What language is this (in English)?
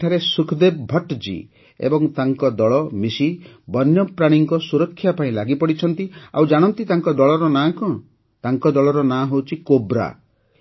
Odia